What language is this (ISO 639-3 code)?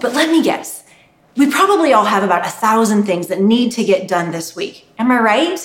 eng